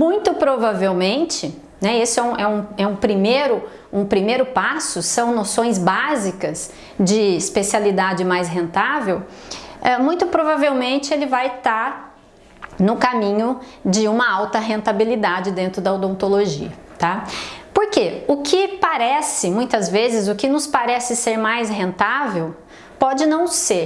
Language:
Portuguese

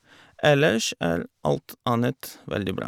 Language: Norwegian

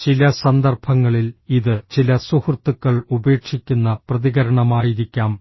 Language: Malayalam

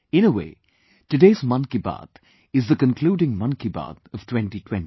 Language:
English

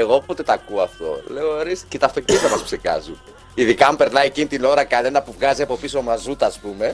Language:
Greek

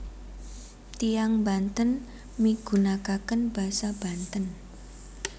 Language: Javanese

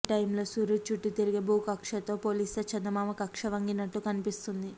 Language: Telugu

